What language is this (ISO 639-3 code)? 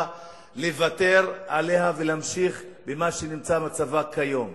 heb